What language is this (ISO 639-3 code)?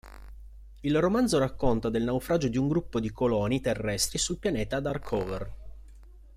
ita